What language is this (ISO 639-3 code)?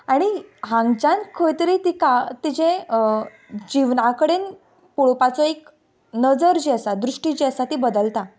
kok